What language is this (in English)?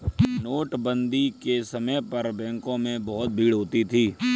Hindi